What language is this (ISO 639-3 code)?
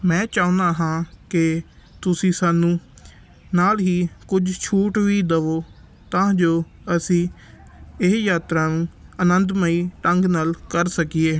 pan